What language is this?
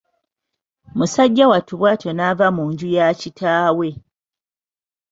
Ganda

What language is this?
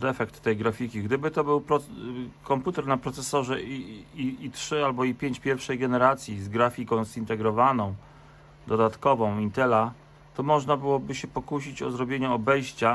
Polish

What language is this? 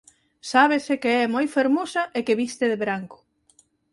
Galician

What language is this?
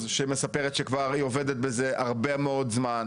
Hebrew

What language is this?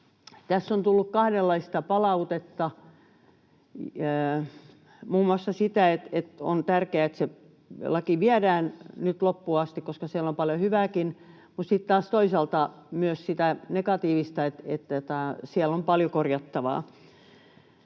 Finnish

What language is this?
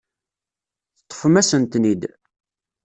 Kabyle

